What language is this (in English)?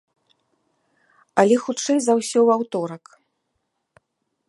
Belarusian